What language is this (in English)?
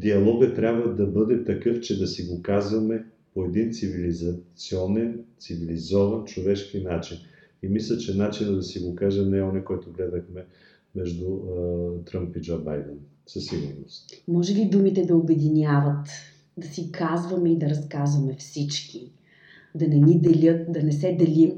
Bulgarian